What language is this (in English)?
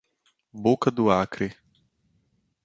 Portuguese